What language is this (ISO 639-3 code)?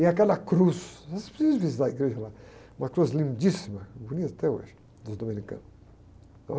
por